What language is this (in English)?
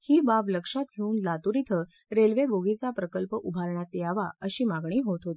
Marathi